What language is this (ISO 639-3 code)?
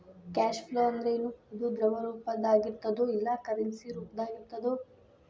kan